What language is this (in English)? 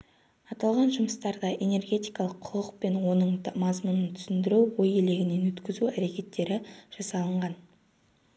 Kazakh